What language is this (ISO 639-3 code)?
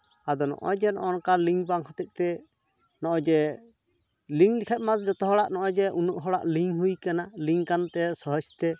sat